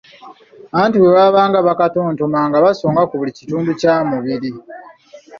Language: Ganda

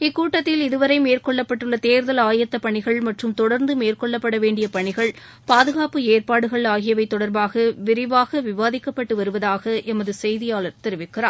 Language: Tamil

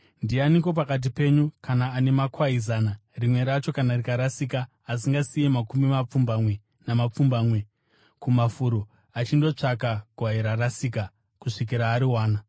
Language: Shona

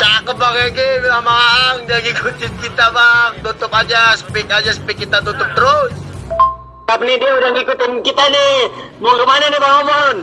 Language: Indonesian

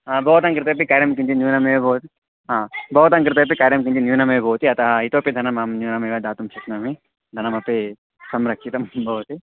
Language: Sanskrit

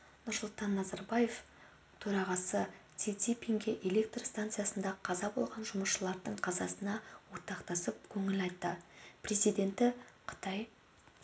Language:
Kazakh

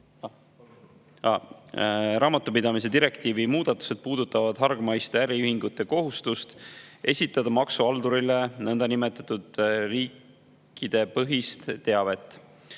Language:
Estonian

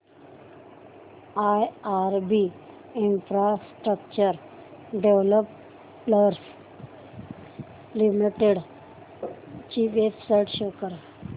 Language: Marathi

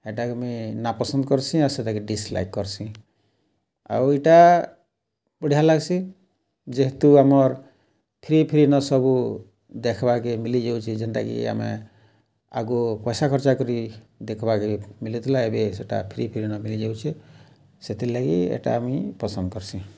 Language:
Odia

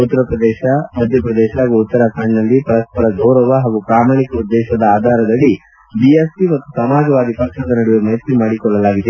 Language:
Kannada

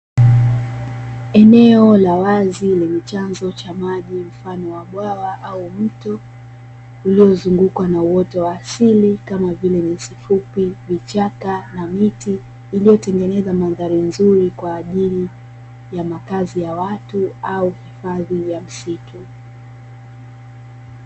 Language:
Swahili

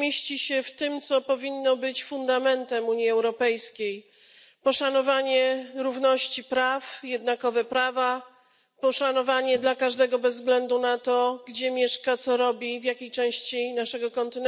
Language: Polish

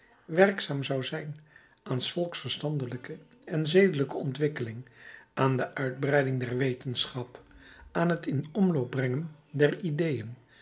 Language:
Dutch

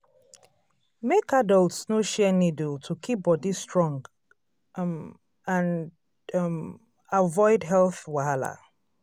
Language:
Nigerian Pidgin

